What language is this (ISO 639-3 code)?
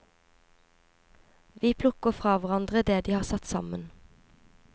nor